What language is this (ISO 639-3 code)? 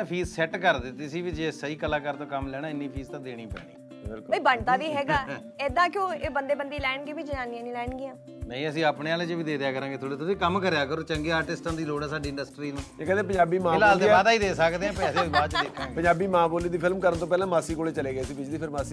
pan